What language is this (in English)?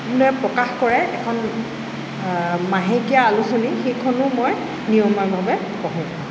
Assamese